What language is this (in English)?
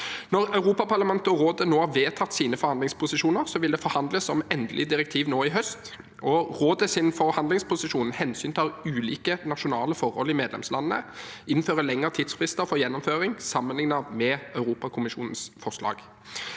Norwegian